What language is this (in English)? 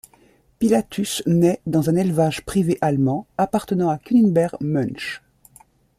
French